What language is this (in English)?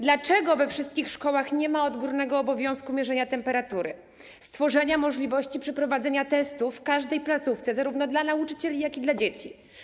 Polish